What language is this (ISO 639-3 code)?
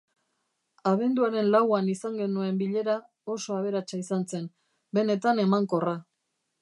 eus